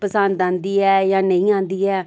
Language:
Dogri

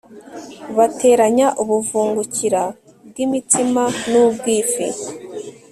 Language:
Kinyarwanda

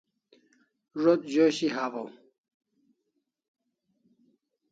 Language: Kalasha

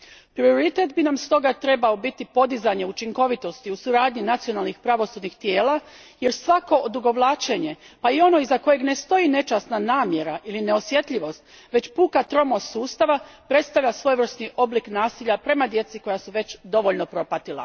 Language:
Croatian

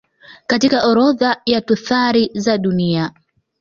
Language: Swahili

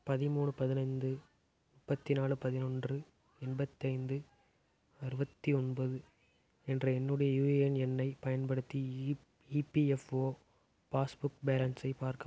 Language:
Tamil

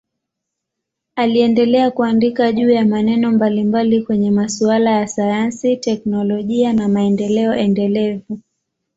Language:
Swahili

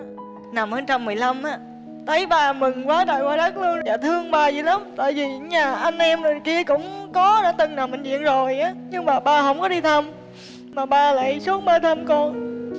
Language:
Vietnamese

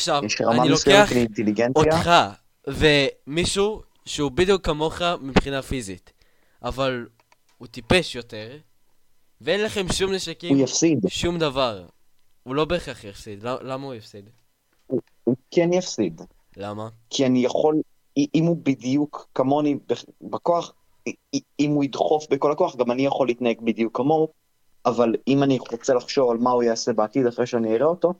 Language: Hebrew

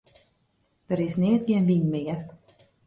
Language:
Western Frisian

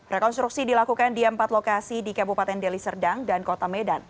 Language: Indonesian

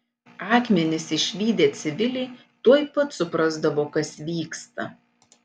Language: Lithuanian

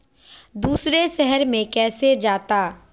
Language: Magahi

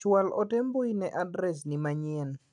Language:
Luo (Kenya and Tanzania)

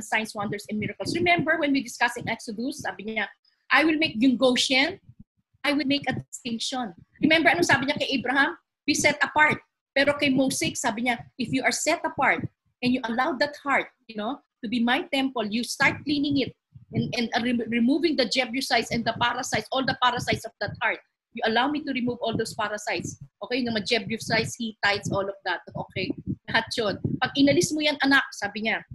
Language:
Filipino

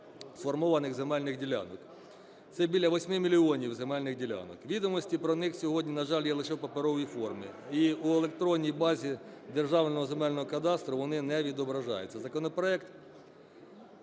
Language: Ukrainian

